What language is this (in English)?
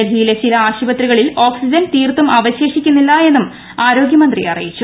Malayalam